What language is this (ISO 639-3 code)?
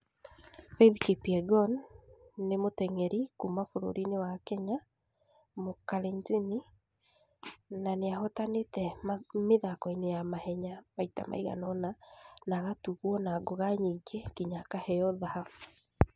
kik